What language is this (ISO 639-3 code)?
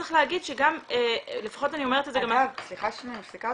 heb